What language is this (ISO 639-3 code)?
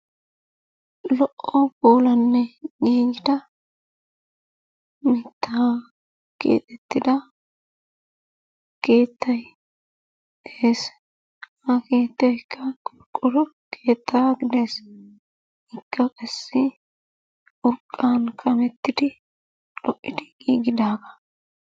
wal